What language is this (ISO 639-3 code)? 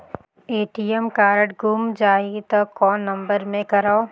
hne